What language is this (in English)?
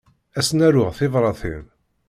Kabyle